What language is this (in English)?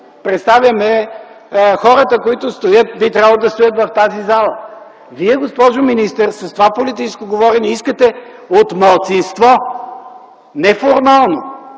Bulgarian